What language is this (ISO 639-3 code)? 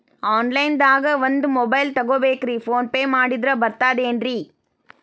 kan